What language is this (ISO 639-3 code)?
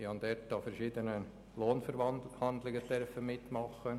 gsw